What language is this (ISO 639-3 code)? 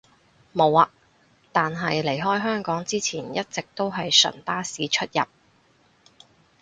yue